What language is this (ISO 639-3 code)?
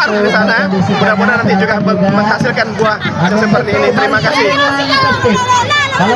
ind